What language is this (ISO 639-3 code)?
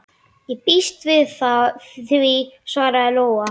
isl